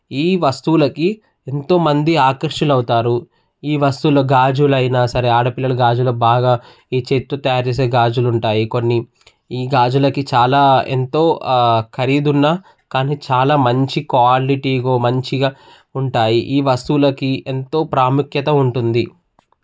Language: Telugu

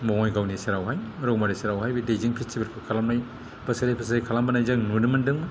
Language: Bodo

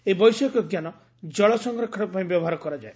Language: Odia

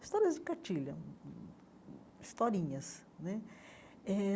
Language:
Portuguese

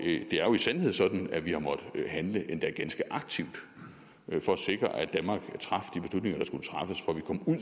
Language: Danish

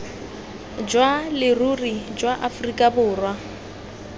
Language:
Tswana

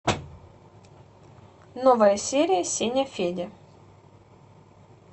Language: Russian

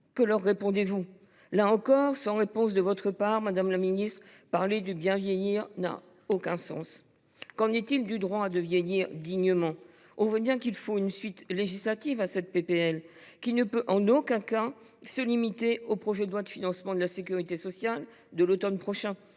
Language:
French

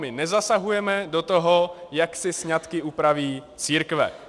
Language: Czech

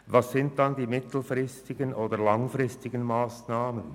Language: Swiss German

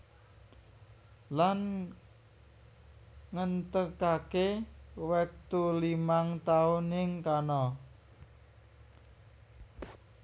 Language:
Javanese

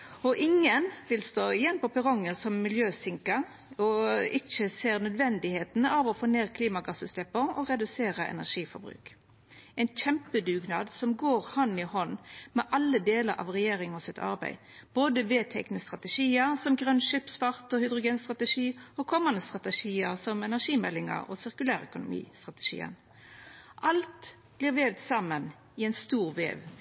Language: Norwegian Nynorsk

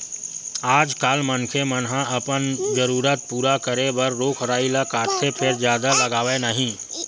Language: Chhattisgarhi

